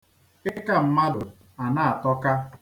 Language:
Igbo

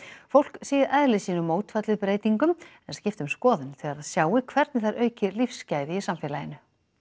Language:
Icelandic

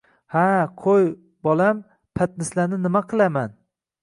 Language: Uzbek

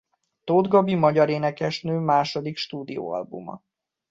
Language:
Hungarian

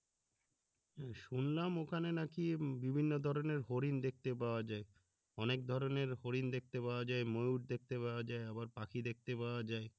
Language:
Bangla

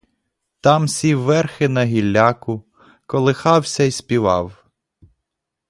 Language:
Ukrainian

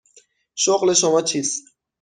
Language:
Persian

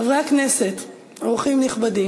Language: Hebrew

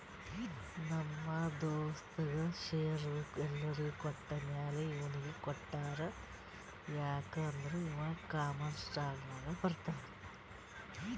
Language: Kannada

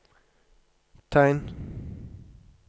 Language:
Norwegian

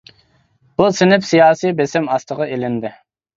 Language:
Uyghur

